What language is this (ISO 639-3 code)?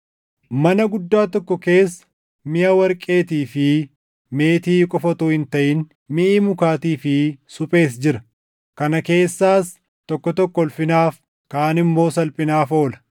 orm